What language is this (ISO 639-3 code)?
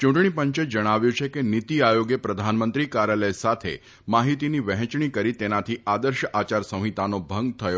guj